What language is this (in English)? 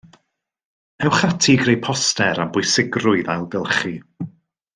Welsh